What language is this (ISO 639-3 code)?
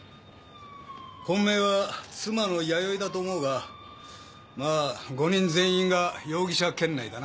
jpn